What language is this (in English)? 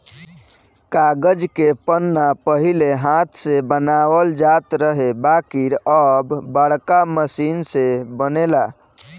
Bhojpuri